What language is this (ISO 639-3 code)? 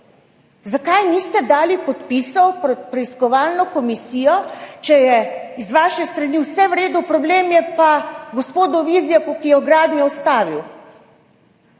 slv